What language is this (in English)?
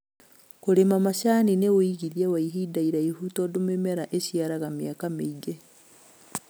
Kikuyu